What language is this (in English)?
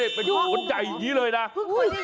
Thai